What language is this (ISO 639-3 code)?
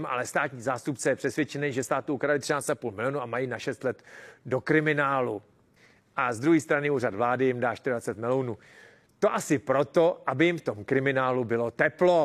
ces